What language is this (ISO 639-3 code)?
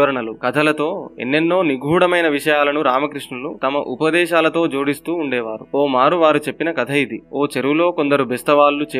tel